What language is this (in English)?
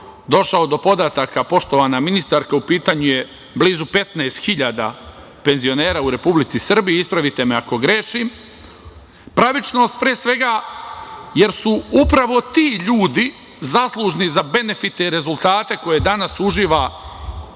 Serbian